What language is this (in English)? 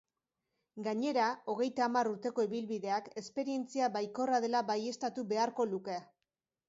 Basque